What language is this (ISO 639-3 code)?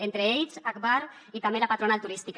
cat